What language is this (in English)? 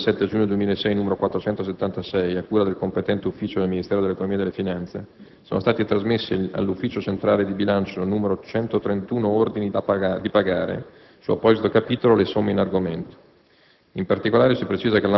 Italian